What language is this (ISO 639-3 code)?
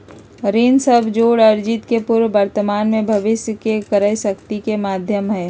mag